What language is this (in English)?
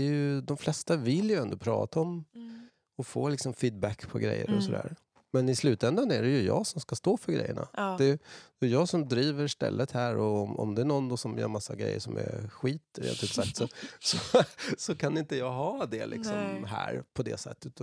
Swedish